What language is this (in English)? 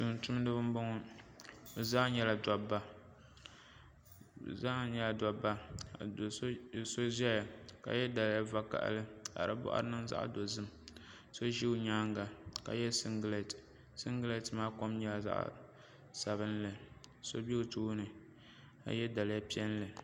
Dagbani